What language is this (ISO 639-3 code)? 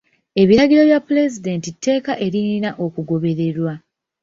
lug